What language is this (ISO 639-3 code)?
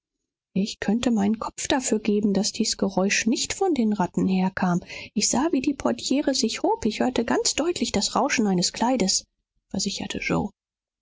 deu